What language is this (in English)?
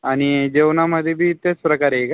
Marathi